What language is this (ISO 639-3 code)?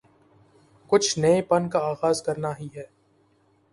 urd